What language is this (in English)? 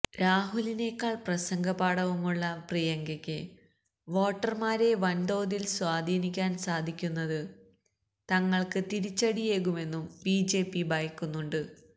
Malayalam